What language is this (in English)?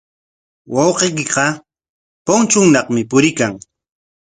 Corongo Ancash Quechua